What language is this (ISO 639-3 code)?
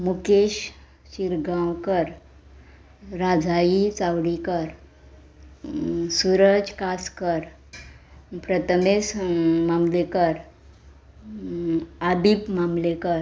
kok